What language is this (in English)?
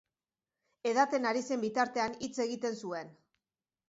Basque